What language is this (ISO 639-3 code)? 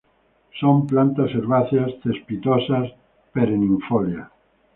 spa